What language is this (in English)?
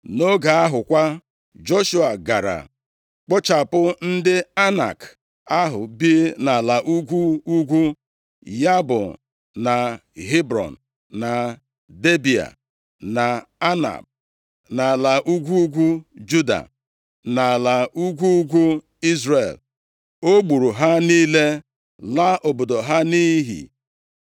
Igbo